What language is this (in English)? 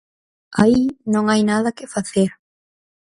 Galician